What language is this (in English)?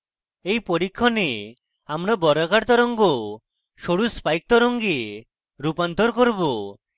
Bangla